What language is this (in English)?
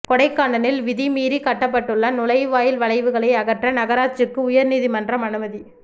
Tamil